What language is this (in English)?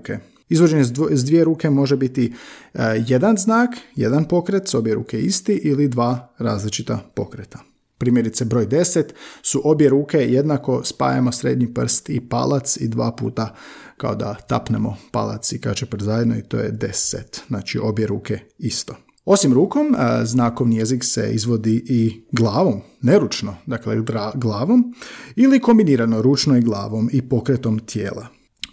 Croatian